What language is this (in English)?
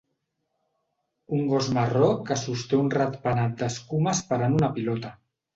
Catalan